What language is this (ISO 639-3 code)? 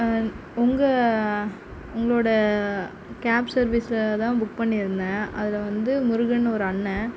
tam